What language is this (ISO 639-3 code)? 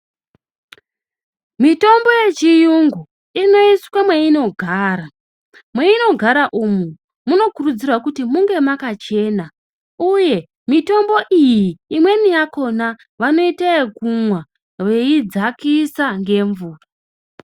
ndc